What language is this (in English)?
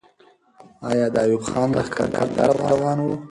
Pashto